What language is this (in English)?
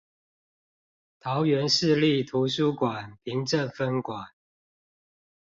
Chinese